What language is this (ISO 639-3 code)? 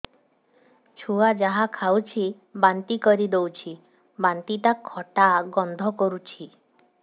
ori